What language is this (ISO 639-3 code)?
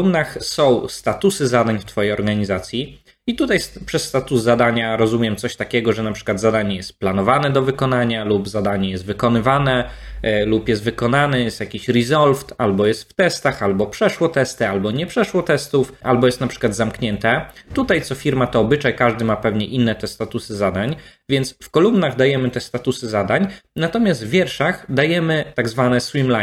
pol